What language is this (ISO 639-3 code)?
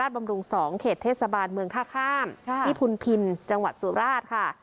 tha